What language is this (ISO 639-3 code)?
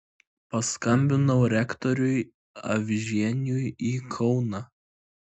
lit